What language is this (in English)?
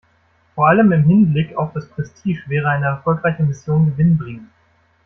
German